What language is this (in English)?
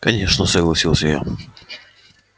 Russian